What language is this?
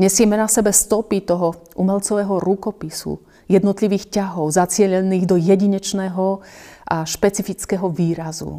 Slovak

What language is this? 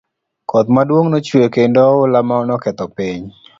Luo (Kenya and Tanzania)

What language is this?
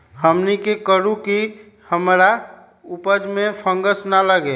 Magahi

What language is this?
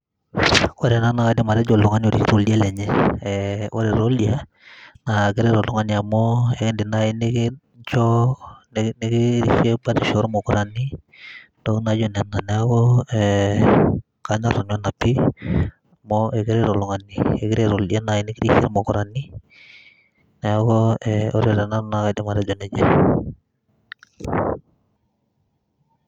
Masai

